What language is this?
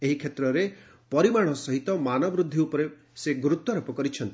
Odia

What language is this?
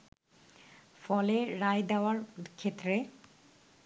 Bangla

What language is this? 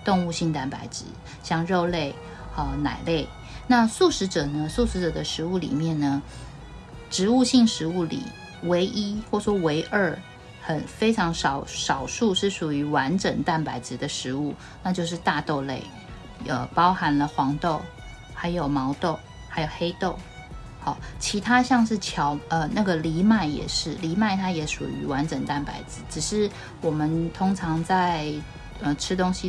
Chinese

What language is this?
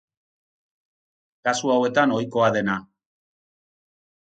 Basque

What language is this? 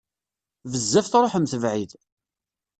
Kabyle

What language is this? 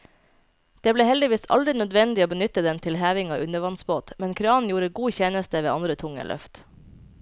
Norwegian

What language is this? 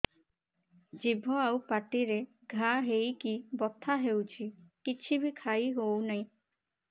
Odia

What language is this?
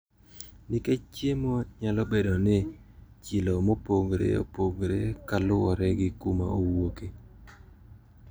Luo (Kenya and Tanzania)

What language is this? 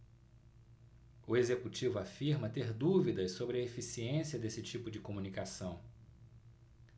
Portuguese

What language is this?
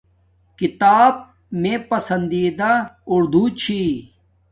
Domaaki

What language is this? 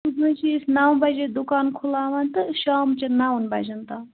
Kashmiri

